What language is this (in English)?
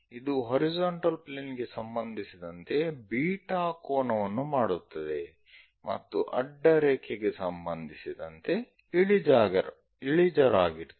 Kannada